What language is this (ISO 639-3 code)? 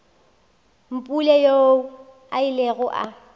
nso